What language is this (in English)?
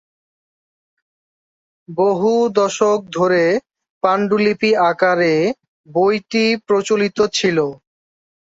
Bangla